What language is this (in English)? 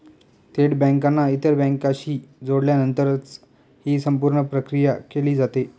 Marathi